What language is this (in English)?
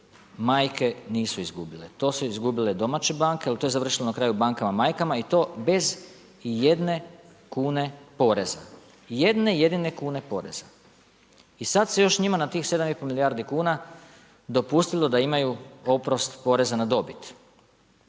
Croatian